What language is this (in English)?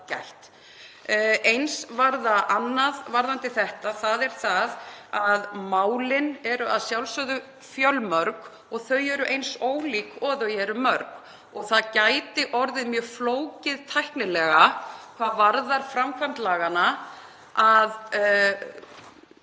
Icelandic